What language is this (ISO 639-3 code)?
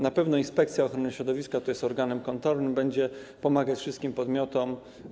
pol